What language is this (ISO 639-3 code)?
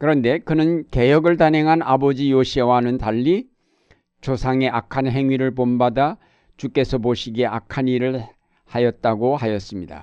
kor